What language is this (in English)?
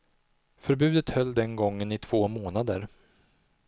Swedish